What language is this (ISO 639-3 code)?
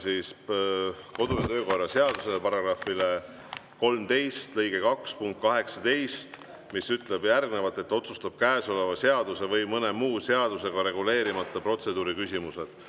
est